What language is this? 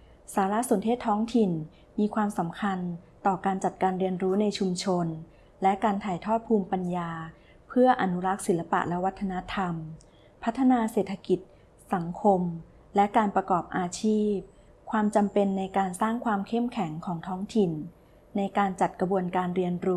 Thai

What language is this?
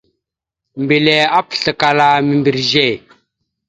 Mada (Cameroon)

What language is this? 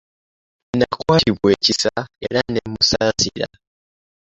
Ganda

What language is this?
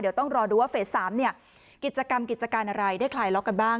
Thai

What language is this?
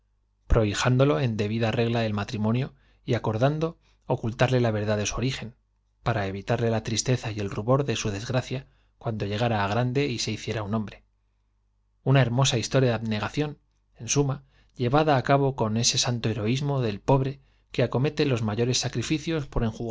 Spanish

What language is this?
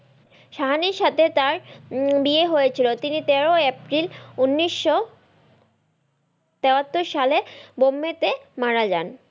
Bangla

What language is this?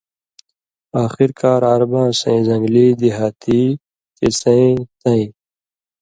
Indus Kohistani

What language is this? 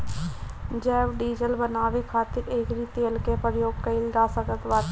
Bhojpuri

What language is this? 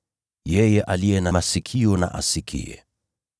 Swahili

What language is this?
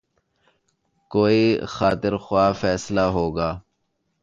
Urdu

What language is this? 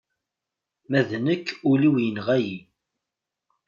Kabyle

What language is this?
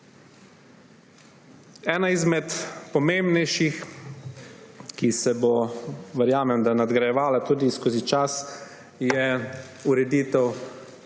Slovenian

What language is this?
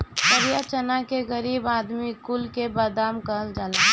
Bhojpuri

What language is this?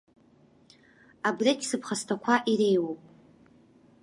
Abkhazian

